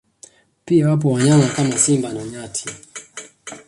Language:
Swahili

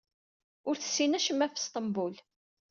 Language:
Kabyle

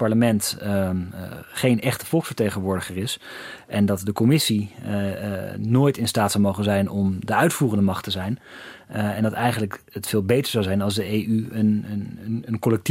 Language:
Dutch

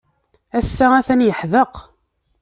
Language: Kabyle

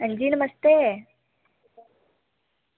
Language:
Dogri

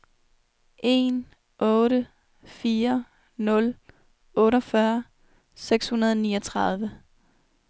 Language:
Danish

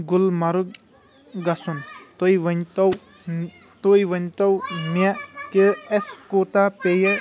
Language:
Kashmiri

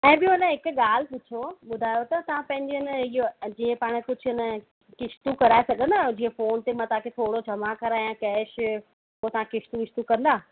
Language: Sindhi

